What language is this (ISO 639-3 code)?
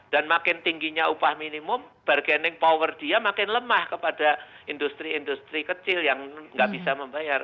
ind